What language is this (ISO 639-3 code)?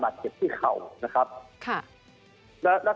tha